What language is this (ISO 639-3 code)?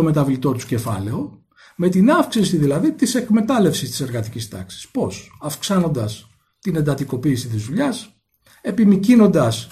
ell